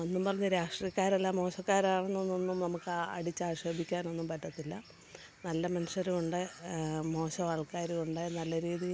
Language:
Malayalam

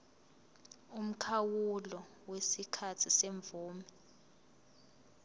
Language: Zulu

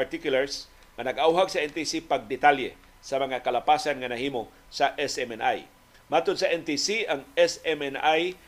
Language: Filipino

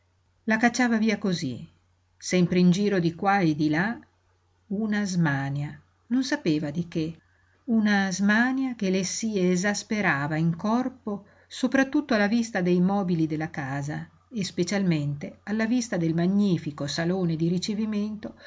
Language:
Italian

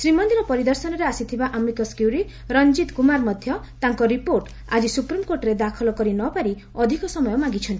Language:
Odia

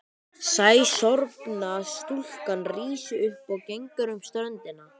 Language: Icelandic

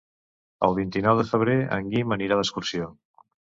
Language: Catalan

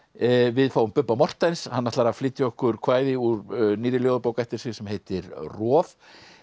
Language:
Icelandic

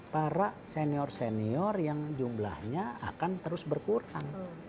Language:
Indonesian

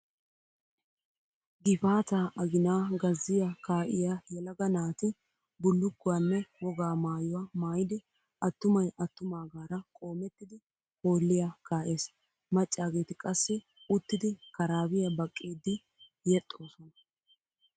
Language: Wolaytta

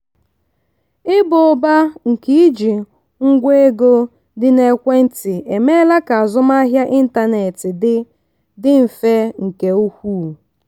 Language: Igbo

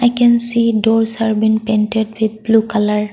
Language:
English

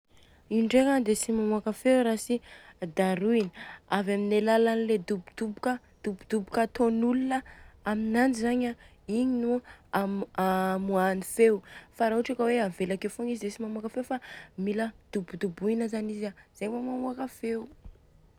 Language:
Southern Betsimisaraka Malagasy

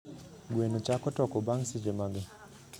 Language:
Luo (Kenya and Tanzania)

